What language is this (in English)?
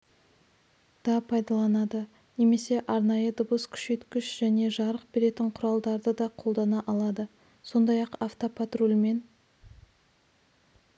Kazakh